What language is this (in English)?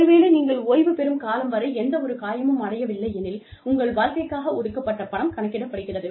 Tamil